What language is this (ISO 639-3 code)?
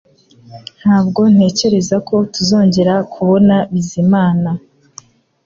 kin